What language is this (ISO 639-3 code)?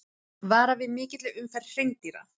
isl